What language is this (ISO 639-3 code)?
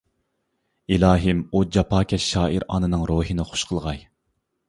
uig